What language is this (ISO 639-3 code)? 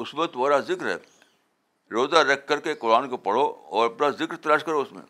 urd